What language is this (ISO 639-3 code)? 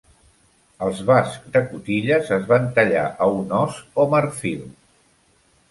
cat